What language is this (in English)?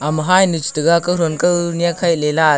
Wancho Naga